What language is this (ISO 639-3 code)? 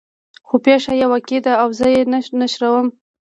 pus